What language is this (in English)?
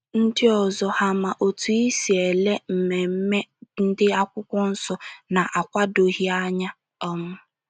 Igbo